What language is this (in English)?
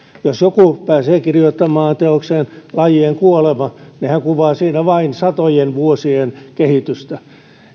Finnish